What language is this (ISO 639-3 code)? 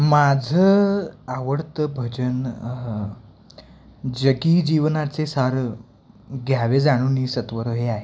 mar